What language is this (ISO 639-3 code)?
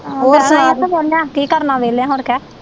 pan